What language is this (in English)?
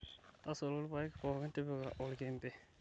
Masai